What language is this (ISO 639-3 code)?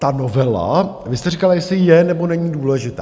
ces